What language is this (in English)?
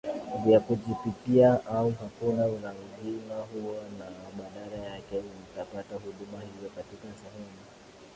Swahili